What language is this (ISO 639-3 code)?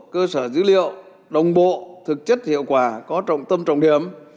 vie